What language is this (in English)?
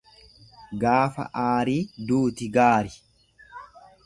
Oromo